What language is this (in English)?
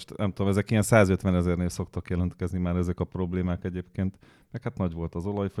Hungarian